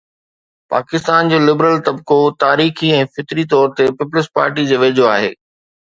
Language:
Sindhi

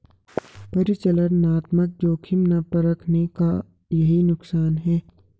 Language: Hindi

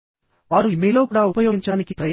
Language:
Telugu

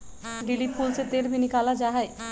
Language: Magahi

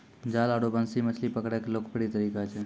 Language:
Maithili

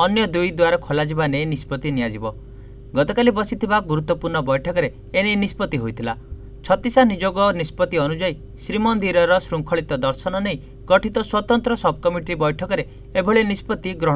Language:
Hindi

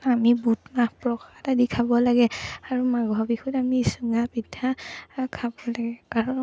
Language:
Assamese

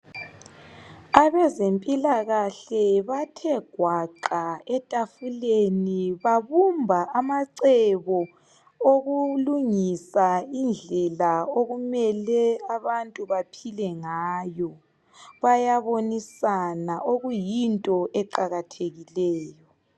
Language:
North Ndebele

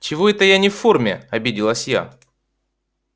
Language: Russian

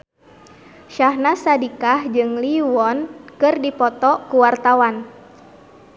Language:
Sundanese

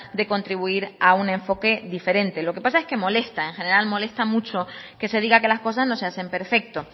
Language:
Spanish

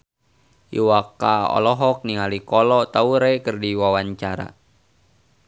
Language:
Sundanese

